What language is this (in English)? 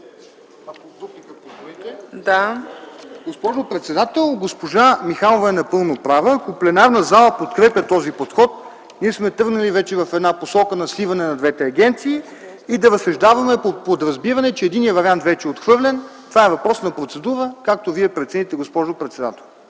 Bulgarian